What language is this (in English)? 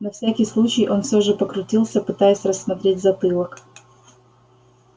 Russian